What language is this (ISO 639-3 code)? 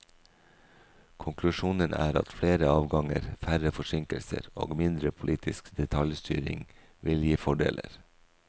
nor